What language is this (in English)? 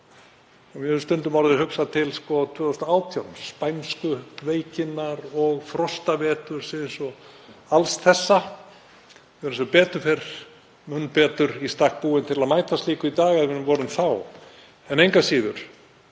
Icelandic